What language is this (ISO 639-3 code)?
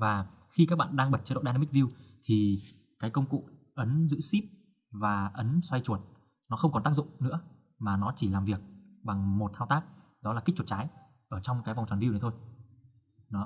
vie